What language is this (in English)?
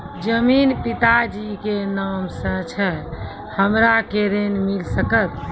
Maithili